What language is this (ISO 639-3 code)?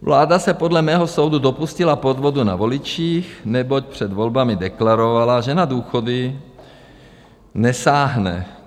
ces